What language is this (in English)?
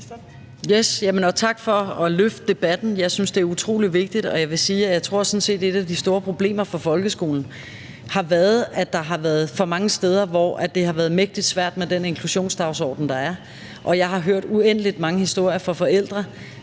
Danish